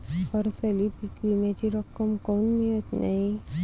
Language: Marathi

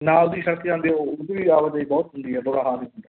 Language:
Punjabi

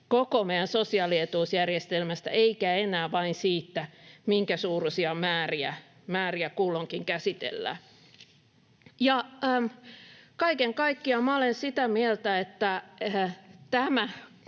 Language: Finnish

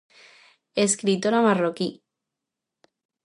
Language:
Galician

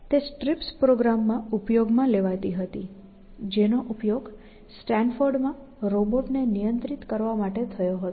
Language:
Gujarati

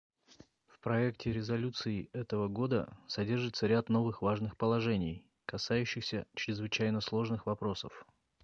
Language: Russian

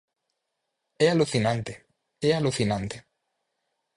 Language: Galician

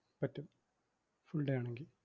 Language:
Malayalam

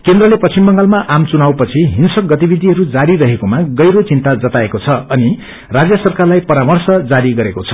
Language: Nepali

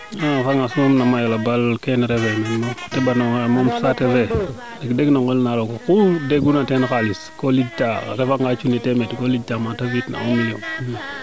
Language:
Serer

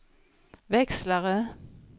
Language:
Swedish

